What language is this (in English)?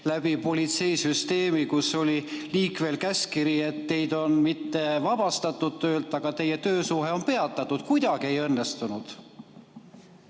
Estonian